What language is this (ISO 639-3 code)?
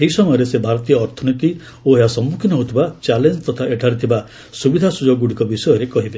ori